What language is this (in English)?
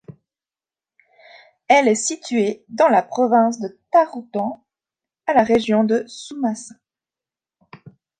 French